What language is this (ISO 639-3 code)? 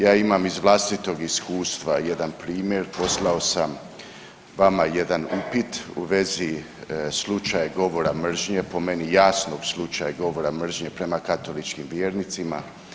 hrv